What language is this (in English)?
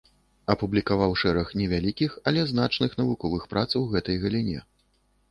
Belarusian